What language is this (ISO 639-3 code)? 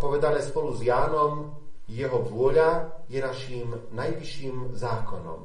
slk